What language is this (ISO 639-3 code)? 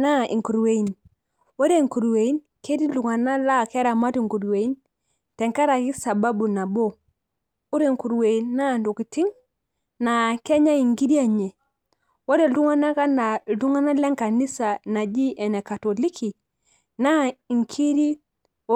mas